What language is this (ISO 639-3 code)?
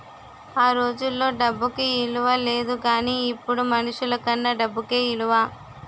tel